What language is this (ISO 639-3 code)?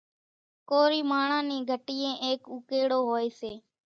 gjk